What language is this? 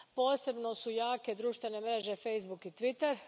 Croatian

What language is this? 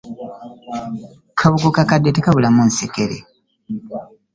Ganda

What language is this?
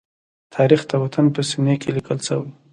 Pashto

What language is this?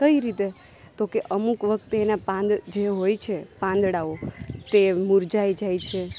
Gujarati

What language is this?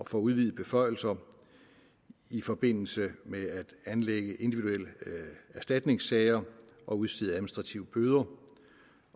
Danish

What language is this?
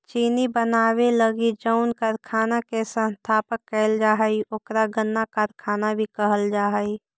Magahi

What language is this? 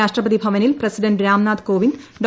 Malayalam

